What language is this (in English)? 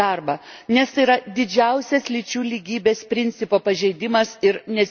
Lithuanian